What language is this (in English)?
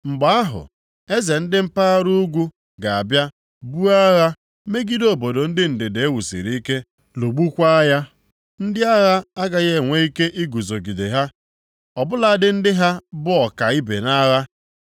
Igbo